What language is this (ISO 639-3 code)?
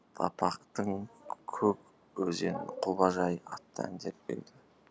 kaz